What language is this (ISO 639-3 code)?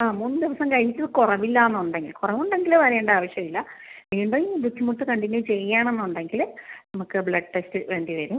mal